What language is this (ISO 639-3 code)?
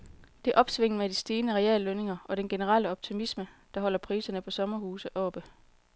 dan